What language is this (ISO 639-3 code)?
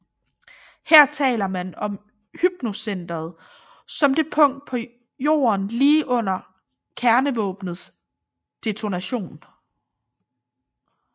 dan